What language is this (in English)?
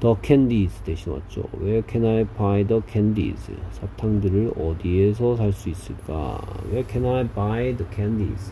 Korean